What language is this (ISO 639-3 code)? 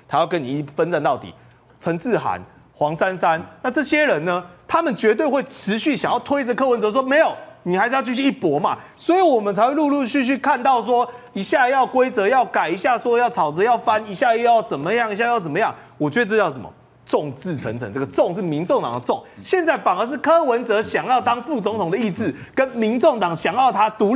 zho